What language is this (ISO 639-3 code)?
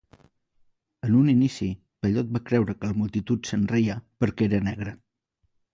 cat